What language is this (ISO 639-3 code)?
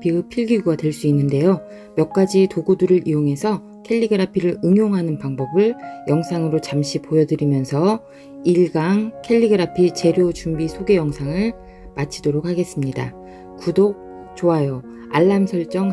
kor